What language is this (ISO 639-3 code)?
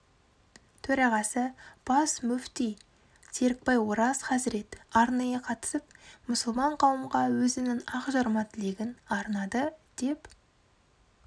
kaz